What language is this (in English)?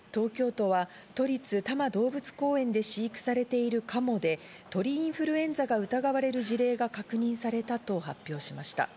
Japanese